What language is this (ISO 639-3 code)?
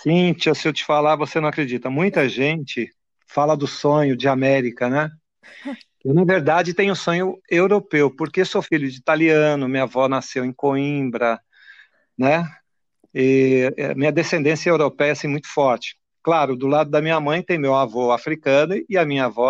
por